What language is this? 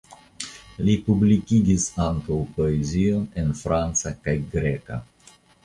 Esperanto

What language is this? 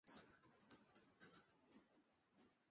Swahili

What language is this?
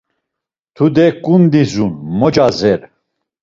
Laz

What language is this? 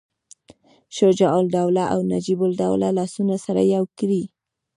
Pashto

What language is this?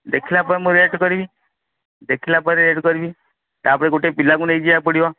Odia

